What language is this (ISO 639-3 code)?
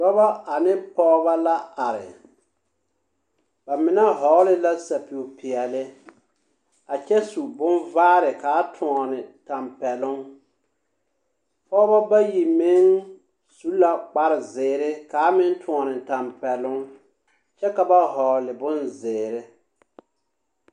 dga